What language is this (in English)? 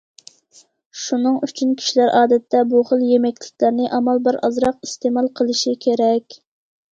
Uyghur